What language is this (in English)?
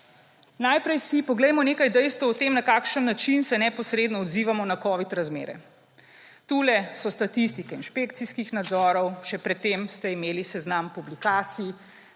Slovenian